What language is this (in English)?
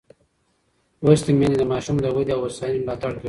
Pashto